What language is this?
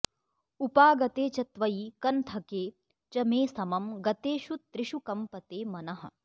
Sanskrit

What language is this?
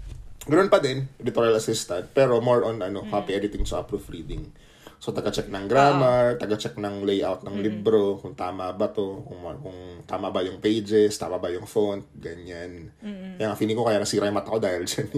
Filipino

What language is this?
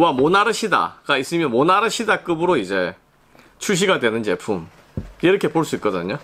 Korean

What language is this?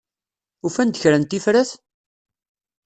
Kabyle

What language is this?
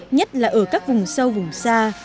Vietnamese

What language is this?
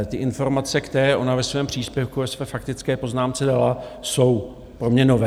Czech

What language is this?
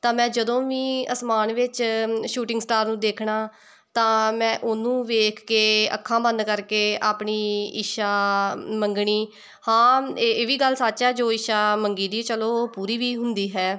Punjabi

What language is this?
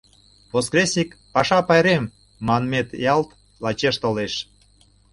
Mari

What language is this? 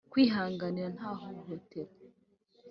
Kinyarwanda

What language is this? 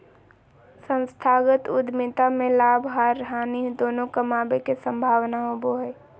Magahi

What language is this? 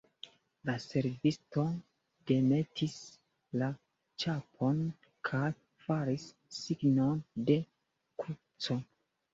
Esperanto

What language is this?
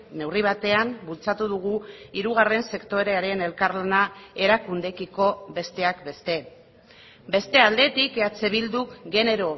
Basque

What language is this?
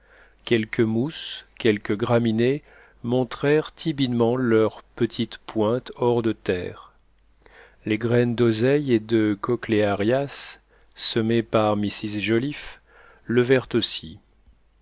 French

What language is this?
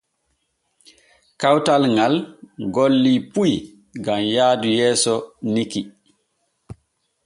Borgu Fulfulde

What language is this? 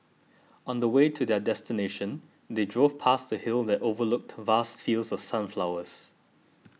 English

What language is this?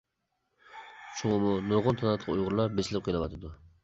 Uyghur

